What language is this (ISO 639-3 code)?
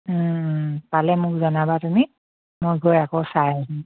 asm